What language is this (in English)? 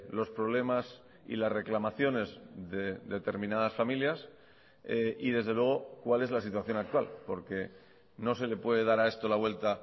Spanish